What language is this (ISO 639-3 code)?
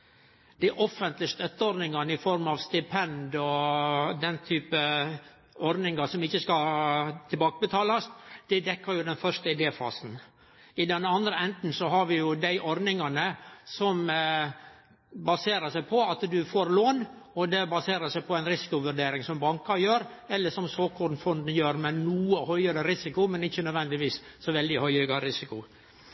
nno